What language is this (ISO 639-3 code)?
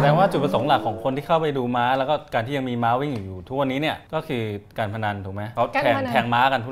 tha